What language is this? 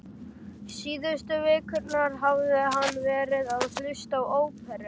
Icelandic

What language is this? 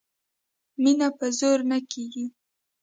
Pashto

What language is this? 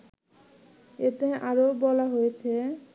Bangla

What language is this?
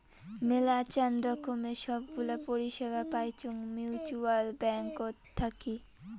Bangla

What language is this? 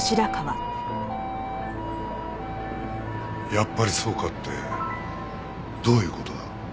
Japanese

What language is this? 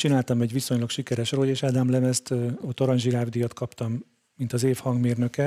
Hungarian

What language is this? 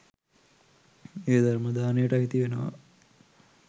Sinhala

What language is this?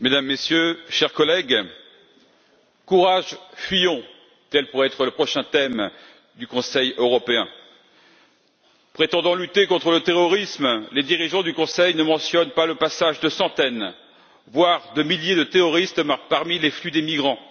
French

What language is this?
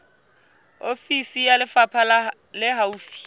Southern Sotho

